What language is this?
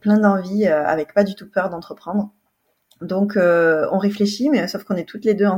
French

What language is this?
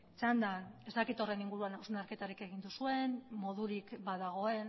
Basque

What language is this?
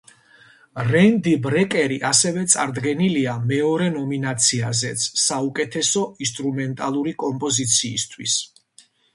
Georgian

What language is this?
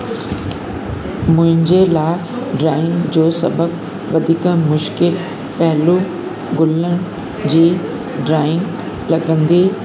Sindhi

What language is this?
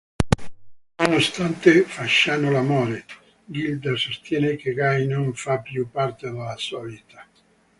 Italian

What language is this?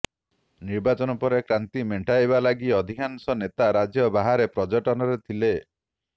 Odia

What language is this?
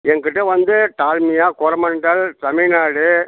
Tamil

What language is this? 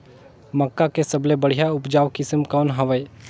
Chhattisgarhi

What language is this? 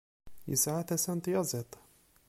Kabyle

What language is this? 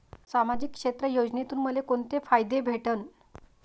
Marathi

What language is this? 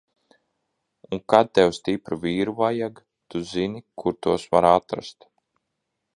Latvian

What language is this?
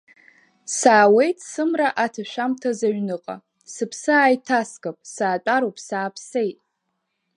Abkhazian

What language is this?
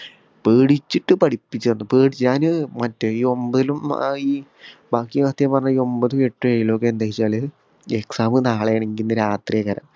Malayalam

